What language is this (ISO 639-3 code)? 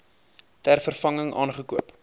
afr